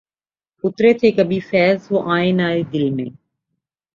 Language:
Urdu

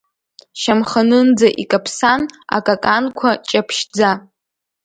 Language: Abkhazian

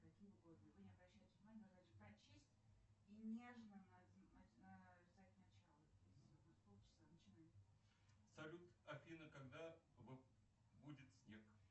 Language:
Russian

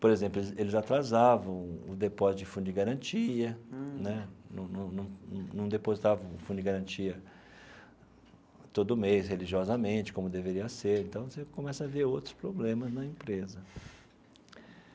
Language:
Portuguese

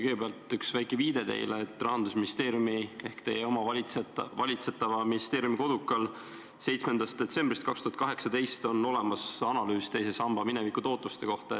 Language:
Estonian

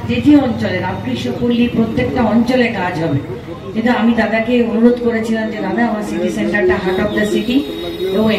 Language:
Hindi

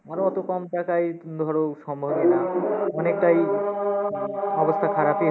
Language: Bangla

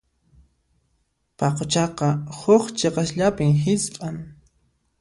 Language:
Puno Quechua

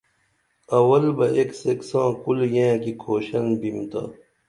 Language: Dameli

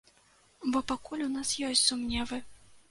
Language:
Belarusian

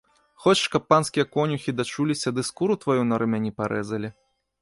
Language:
Belarusian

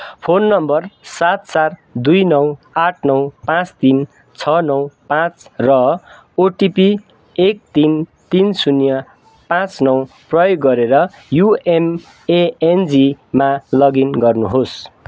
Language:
Nepali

